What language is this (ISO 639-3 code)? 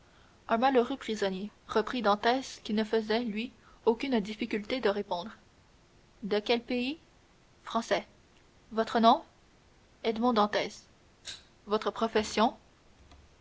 fra